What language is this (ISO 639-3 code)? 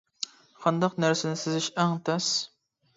uig